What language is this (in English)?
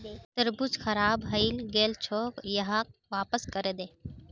Magahi